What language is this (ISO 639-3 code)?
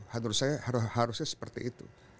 ind